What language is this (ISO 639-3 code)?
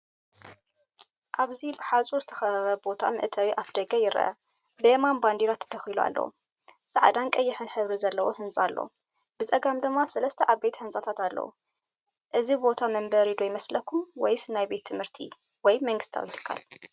tir